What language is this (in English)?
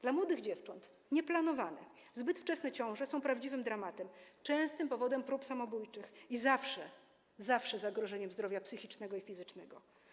Polish